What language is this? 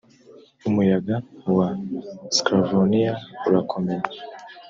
Kinyarwanda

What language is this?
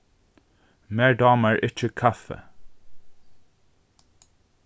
Faroese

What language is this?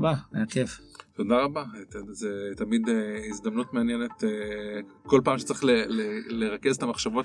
Hebrew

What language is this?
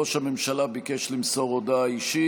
Hebrew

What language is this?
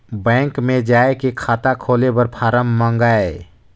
Chhattisgarhi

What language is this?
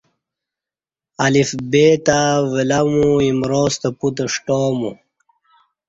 Kati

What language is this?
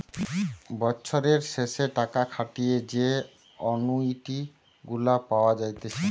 Bangla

